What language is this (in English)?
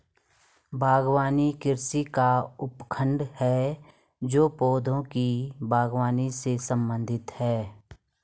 Hindi